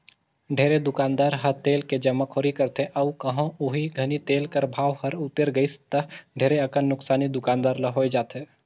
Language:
Chhattisgarhi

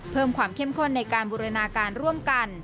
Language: Thai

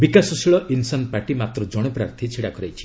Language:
Odia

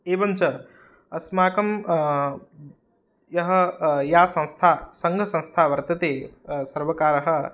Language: Sanskrit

